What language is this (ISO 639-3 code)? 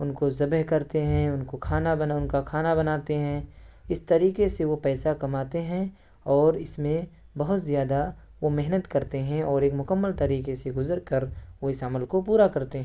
urd